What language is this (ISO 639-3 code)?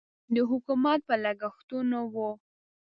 pus